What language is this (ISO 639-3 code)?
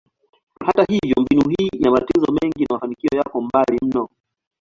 swa